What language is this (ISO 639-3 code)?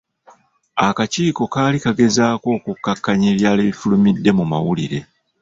lug